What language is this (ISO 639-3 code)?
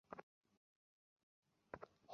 ben